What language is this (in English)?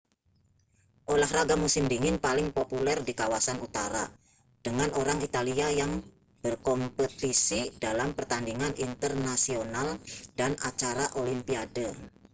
Indonesian